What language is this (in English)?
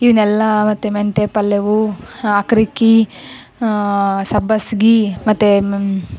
Kannada